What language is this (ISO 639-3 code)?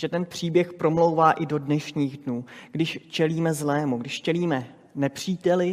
ces